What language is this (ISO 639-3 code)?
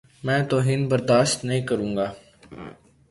urd